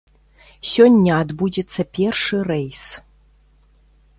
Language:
Belarusian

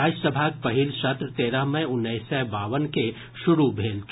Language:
Maithili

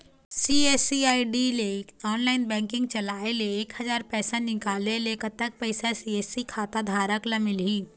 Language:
Chhattisgarhi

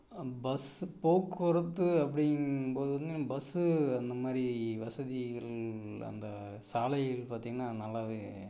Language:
Tamil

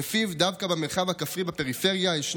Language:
Hebrew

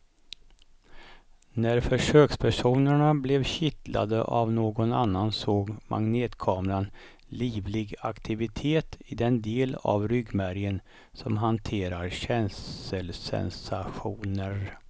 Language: Swedish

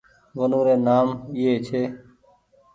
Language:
Goaria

